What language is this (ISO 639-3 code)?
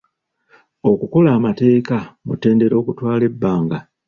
lug